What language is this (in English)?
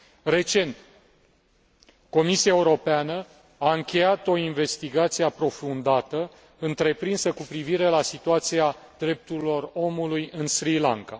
Romanian